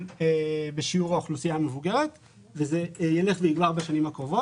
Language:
Hebrew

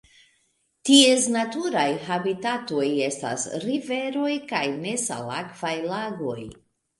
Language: Esperanto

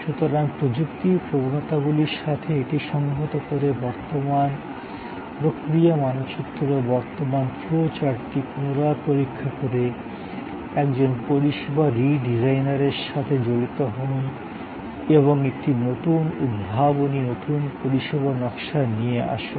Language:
Bangla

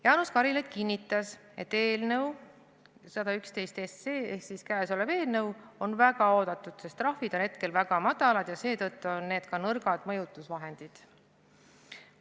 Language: Estonian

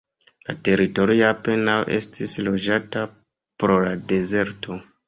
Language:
Esperanto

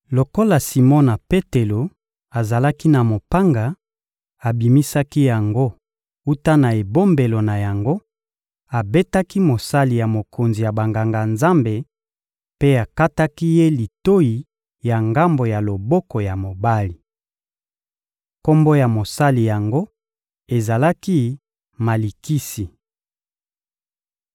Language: Lingala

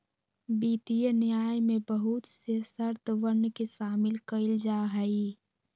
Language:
Magahi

